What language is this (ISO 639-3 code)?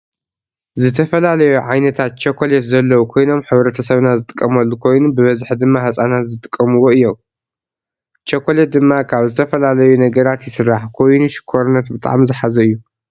tir